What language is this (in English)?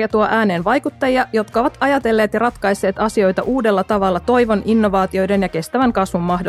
Finnish